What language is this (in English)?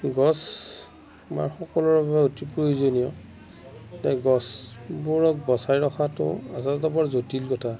Assamese